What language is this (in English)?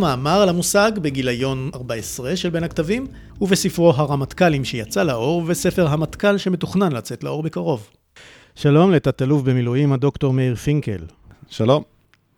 Hebrew